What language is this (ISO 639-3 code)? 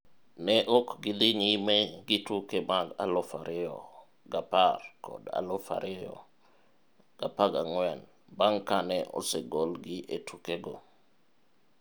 luo